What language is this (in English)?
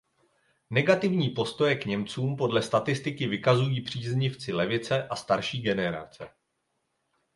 Czech